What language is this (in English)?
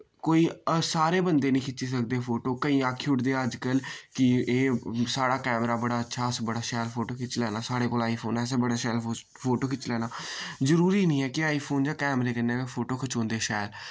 Dogri